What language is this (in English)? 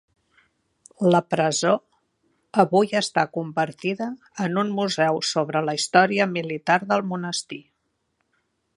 Catalan